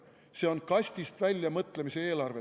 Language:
Estonian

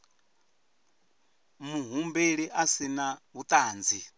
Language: Venda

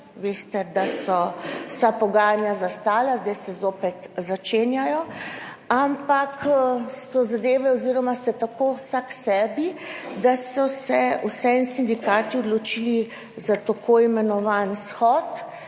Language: Slovenian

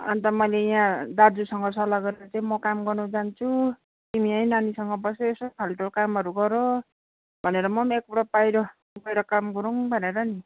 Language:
Nepali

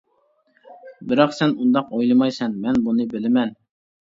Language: Uyghur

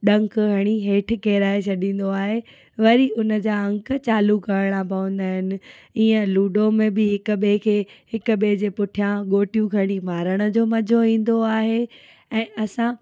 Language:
Sindhi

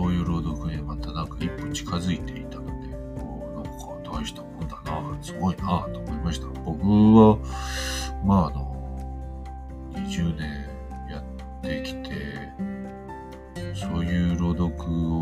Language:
Japanese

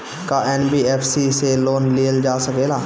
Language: Bhojpuri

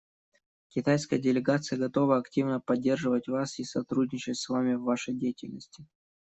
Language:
Russian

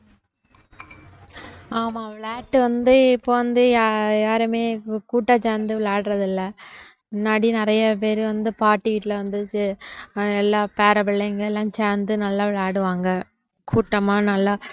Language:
Tamil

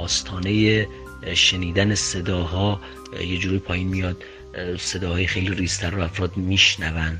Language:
Persian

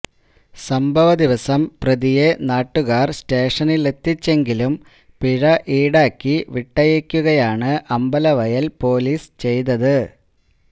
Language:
Malayalam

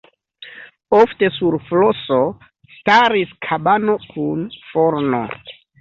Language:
Esperanto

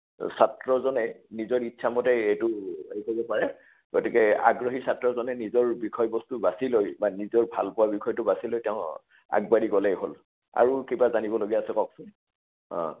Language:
Assamese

